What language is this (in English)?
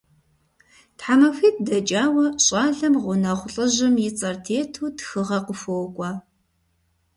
Kabardian